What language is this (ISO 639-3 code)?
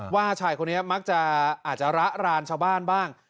tha